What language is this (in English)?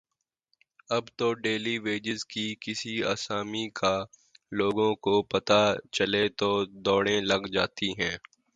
Urdu